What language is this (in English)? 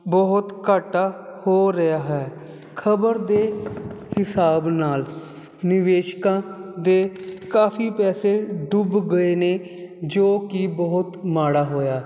Punjabi